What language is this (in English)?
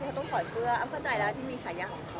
Thai